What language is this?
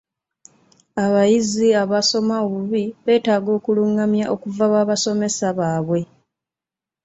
Ganda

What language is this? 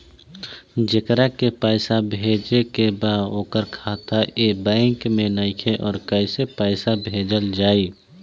Bhojpuri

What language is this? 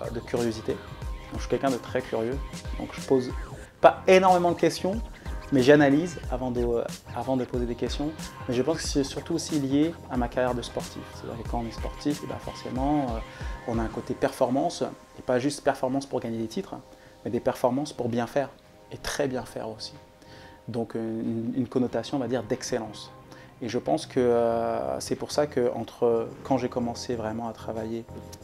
French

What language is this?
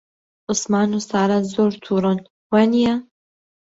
Central Kurdish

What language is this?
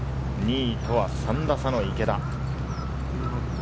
Japanese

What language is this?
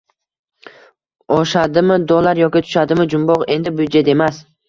Uzbek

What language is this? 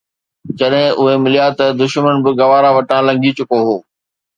Sindhi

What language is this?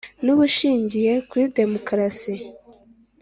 Kinyarwanda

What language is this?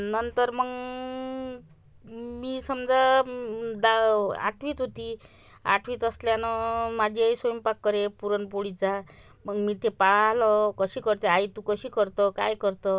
Marathi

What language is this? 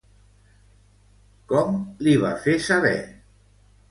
Catalan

